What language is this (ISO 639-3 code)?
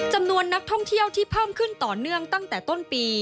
tha